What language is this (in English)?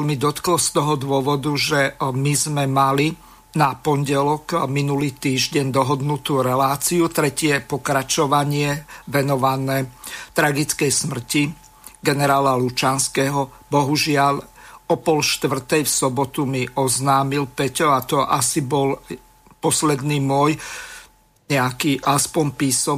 Slovak